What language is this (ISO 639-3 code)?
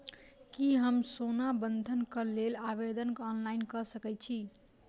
mai